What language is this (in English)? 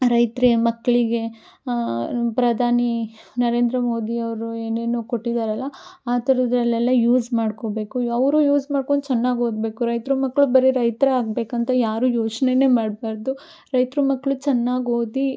Kannada